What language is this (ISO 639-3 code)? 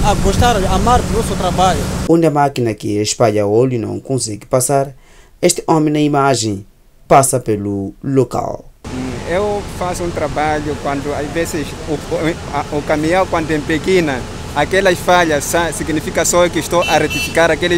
por